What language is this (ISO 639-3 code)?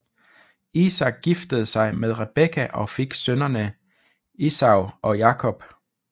dan